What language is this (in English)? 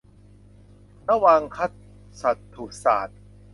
Thai